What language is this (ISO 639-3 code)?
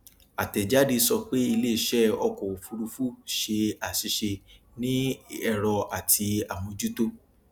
yor